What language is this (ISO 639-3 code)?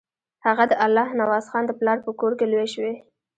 pus